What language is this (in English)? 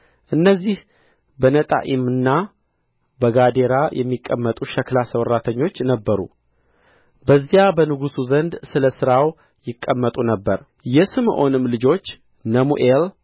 Amharic